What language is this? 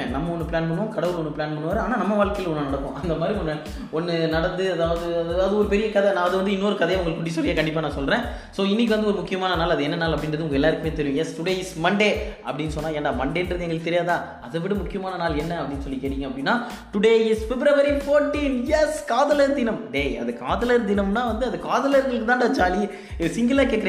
Tamil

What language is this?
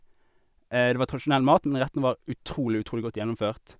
Norwegian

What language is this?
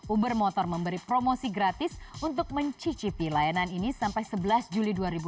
Indonesian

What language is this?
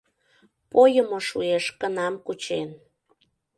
Mari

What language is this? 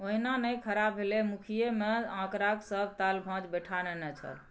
Maithili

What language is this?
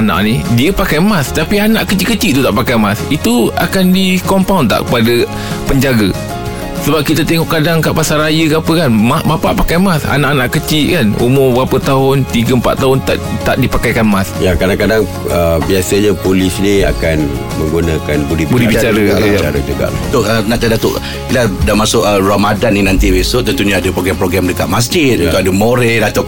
Malay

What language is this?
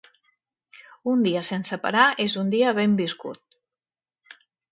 Catalan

